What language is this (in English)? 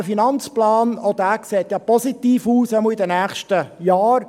Swiss German